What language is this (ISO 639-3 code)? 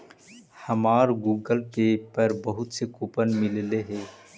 mag